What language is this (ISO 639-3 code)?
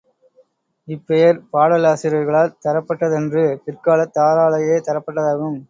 tam